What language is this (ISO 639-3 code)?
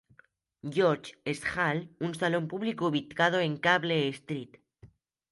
spa